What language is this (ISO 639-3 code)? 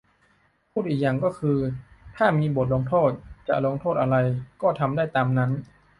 tha